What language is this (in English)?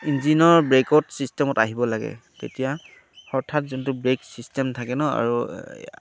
Assamese